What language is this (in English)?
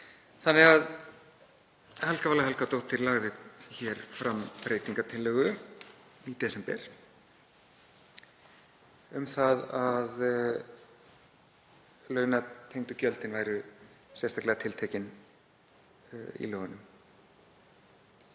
Icelandic